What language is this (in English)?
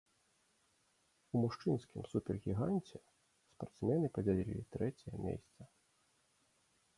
Belarusian